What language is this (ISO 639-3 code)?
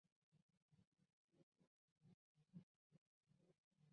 zho